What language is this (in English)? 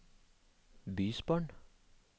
Norwegian